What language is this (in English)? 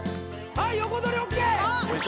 Japanese